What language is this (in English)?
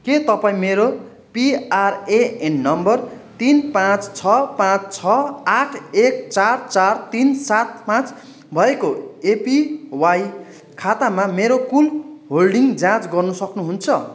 Nepali